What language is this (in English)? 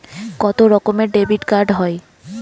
Bangla